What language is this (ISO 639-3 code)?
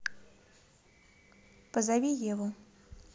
rus